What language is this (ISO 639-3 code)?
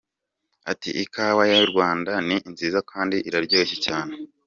kin